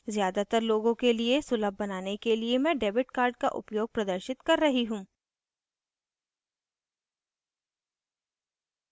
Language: Hindi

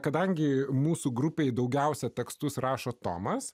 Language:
Lithuanian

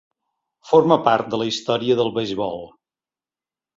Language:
Catalan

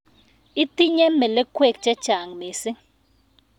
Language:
Kalenjin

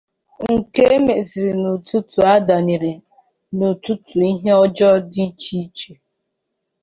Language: Igbo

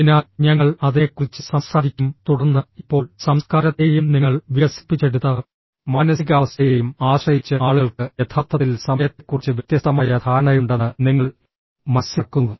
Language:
Malayalam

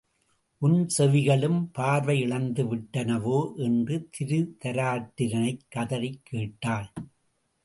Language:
Tamil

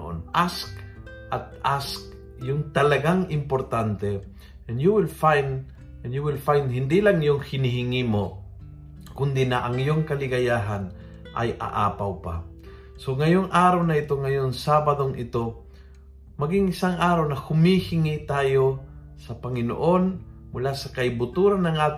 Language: Filipino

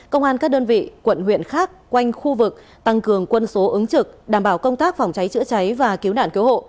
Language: Vietnamese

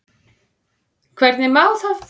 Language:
Icelandic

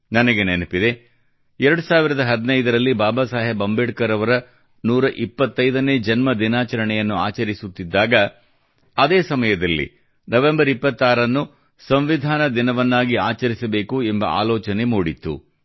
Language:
Kannada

